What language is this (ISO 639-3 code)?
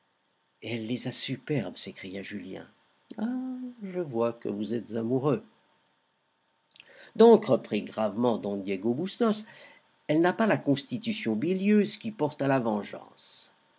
fra